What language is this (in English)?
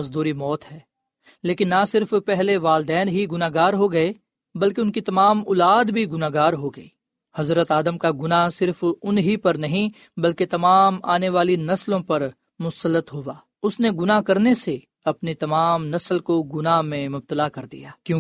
Urdu